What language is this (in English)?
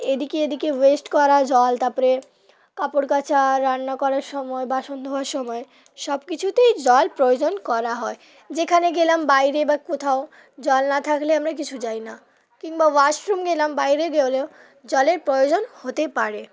Bangla